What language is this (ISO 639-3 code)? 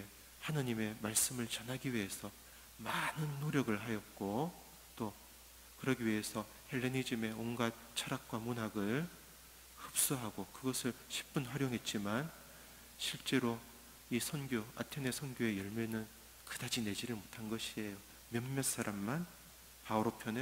kor